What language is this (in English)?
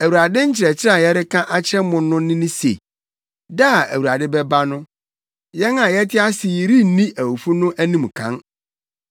Akan